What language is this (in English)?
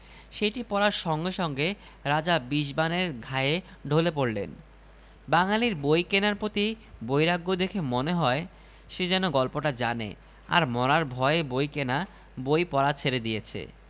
Bangla